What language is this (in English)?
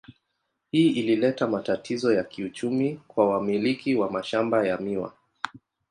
Swahili